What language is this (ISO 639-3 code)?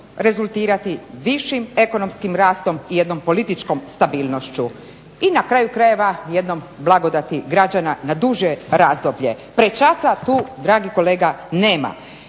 hrv